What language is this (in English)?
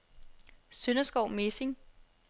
Danish